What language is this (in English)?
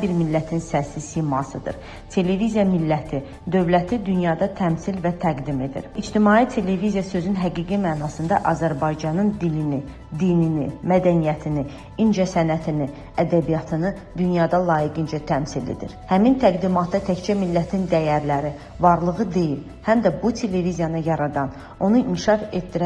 Turkish